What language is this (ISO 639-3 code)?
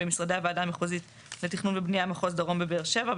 heb